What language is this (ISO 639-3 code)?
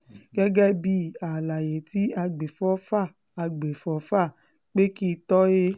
yor